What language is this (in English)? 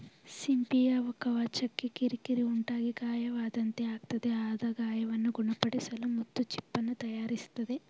Kannada